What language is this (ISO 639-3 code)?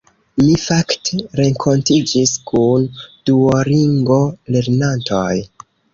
epo